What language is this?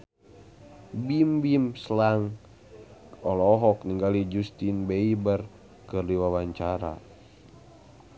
Sundanese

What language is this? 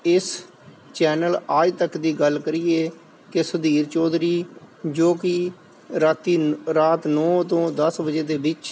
Punjabi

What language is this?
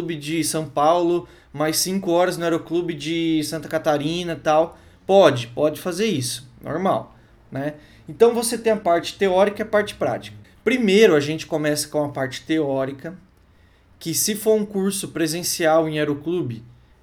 Portuguese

